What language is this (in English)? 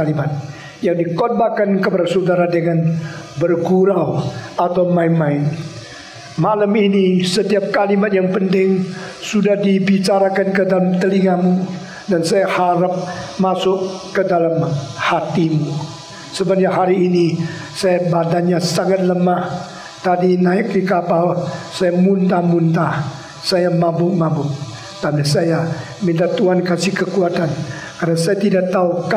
Indonesian